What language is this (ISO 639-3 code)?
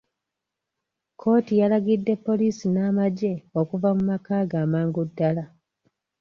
lug